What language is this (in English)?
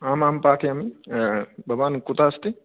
Sanskrit